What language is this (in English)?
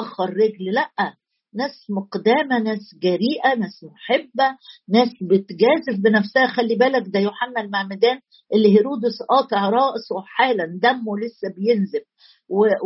Arabic